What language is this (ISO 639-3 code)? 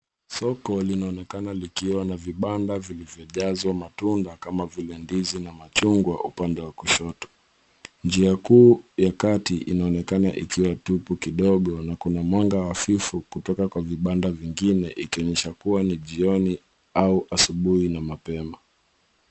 swa